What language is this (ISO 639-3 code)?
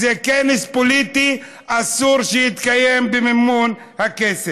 heb